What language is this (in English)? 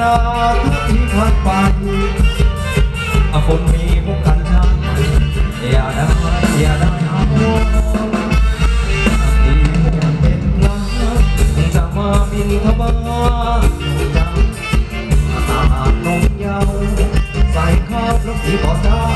Thai